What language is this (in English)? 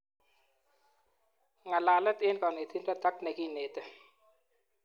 Kalenjin